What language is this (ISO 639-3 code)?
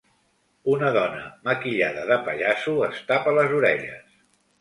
cat